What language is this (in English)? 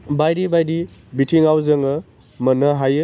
Bodo